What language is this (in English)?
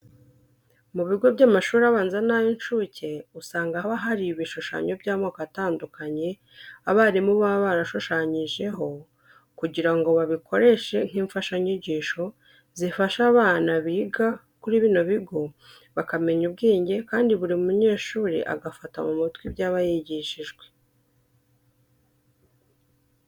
Kinyarwanda